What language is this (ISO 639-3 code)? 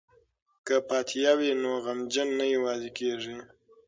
pus